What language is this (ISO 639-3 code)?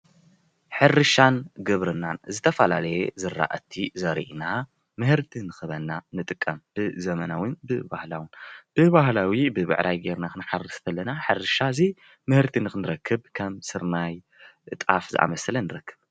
tir